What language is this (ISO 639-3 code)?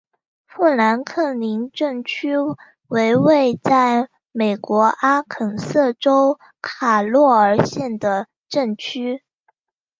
zho